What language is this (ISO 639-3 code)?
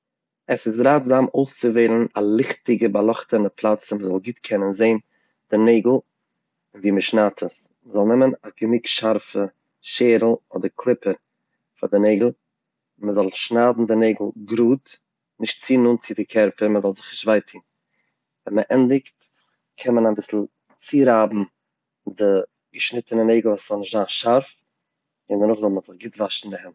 yid